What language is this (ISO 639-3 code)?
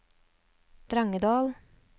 nor